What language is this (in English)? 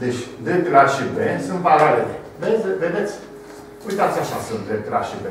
Romanian